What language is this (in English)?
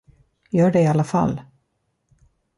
Swedish